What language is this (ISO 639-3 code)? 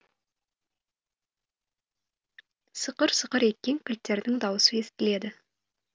kaz